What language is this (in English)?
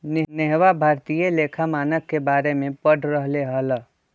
Magahi